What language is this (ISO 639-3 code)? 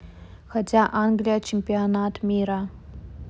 rus